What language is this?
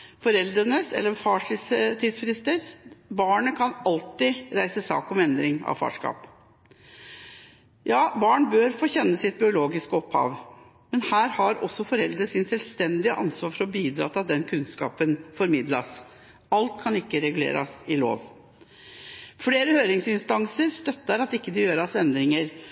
Norwegian Bokmål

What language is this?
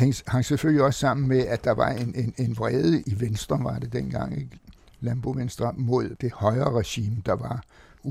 Danish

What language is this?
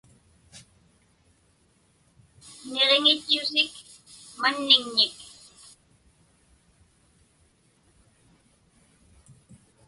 Inupiaq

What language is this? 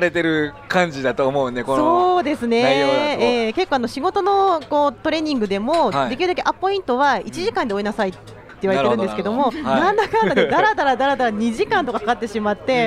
Japanese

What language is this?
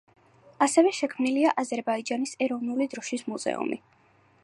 Georgian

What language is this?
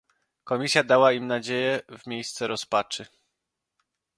Polish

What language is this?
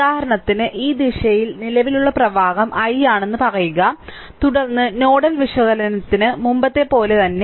Malayalam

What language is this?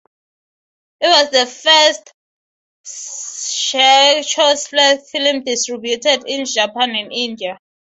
English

